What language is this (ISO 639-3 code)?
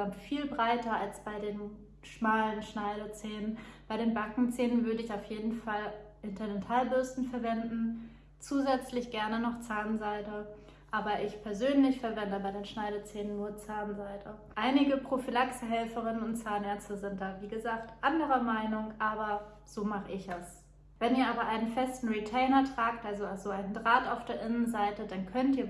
deu